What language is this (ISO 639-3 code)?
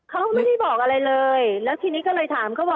tha